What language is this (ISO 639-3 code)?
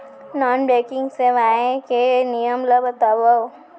hne